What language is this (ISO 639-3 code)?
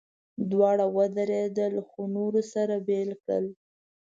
pus